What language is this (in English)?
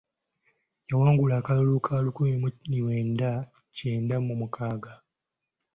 Ganda